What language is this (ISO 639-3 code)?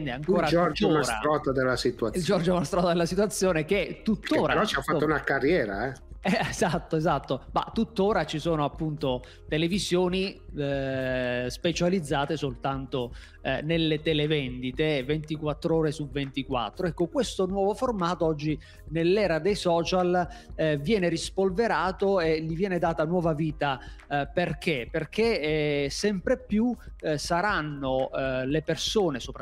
ita